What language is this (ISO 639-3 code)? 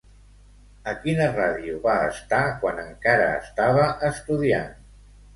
cat